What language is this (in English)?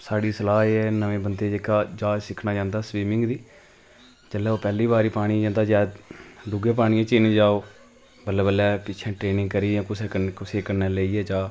Dogri